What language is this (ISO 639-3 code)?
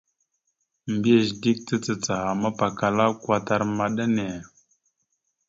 mxu